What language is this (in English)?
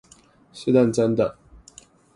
Chinese